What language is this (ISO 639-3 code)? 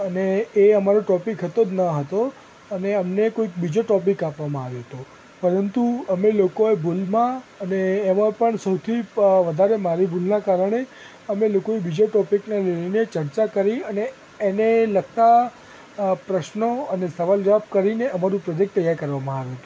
guj